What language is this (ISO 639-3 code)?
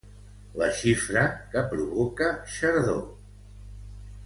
cat